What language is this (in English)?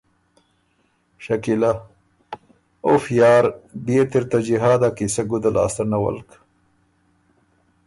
Ormuri